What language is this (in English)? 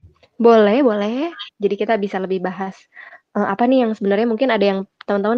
Indonesian